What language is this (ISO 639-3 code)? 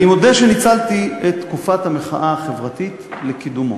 heb